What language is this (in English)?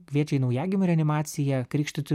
Lithuanian